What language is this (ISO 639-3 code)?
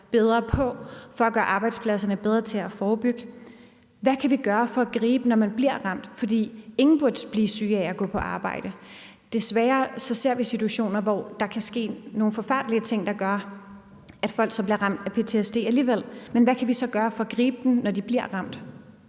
dan